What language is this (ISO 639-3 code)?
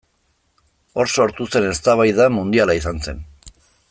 eus